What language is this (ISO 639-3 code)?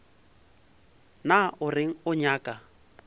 nso